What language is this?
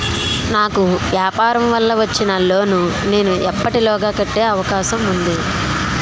Telugu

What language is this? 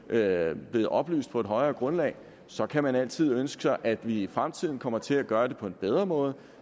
Danish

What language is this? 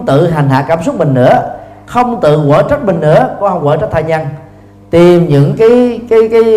Vietnamese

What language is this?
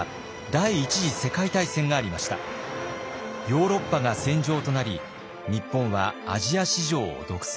Japanese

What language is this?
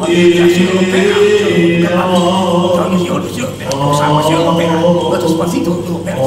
Italian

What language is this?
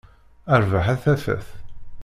Kabyle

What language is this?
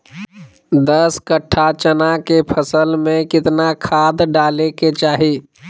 Magahi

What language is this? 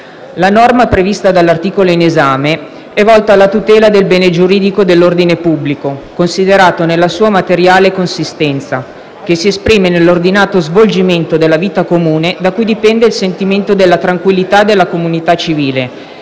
Italian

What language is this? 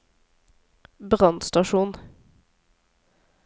Norwegian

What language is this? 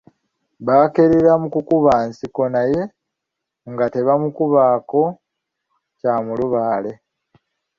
Ganda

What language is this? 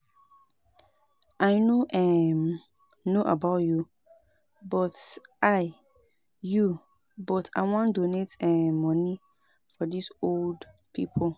Nigerian Pidgin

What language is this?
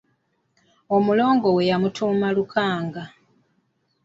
Ganda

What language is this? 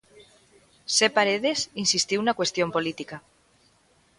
Galician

